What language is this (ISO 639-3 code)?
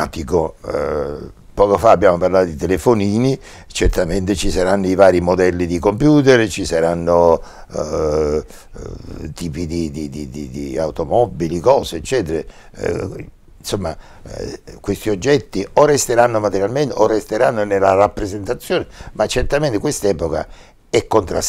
ita